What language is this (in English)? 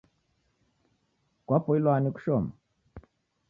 Taita